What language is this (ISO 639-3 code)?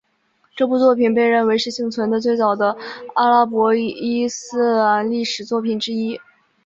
zho